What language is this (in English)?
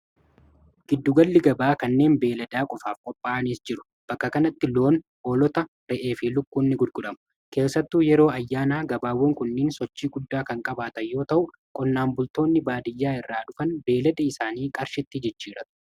Oromo